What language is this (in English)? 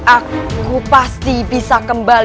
Indonesian